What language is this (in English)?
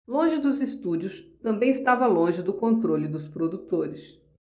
Portuguese